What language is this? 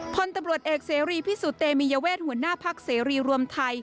Thai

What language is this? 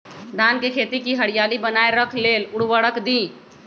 Magahi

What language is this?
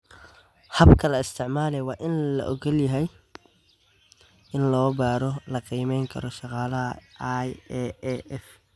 Somali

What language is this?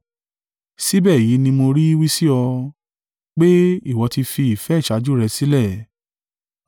Yoruba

